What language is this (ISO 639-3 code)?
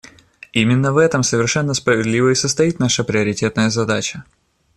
rus